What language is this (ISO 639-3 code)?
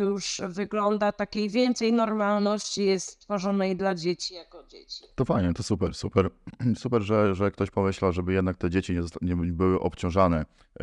pol